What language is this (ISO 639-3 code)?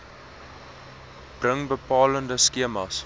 afr